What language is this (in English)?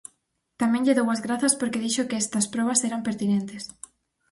Galician